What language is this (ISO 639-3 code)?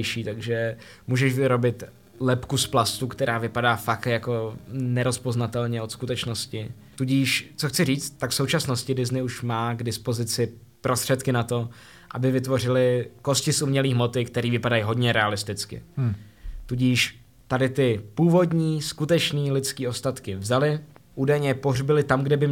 ces